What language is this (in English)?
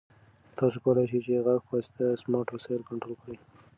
Pashto